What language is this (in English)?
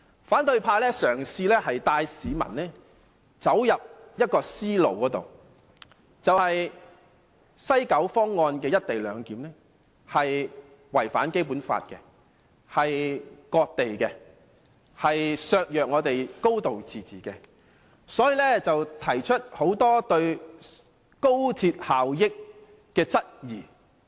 Cantonese